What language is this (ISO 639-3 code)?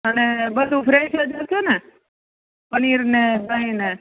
guj